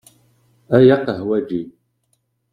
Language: Kabyle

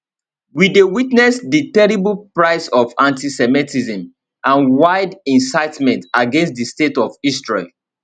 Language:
Nigerian Pidgin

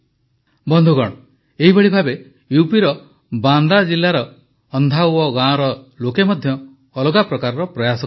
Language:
Odia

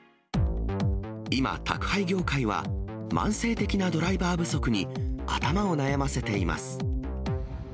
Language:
Japanese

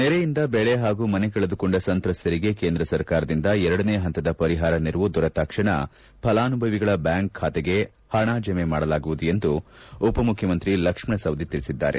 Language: Kannada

